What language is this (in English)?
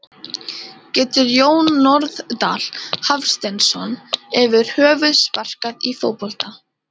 Icelandic